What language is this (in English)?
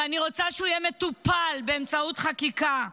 Hebrew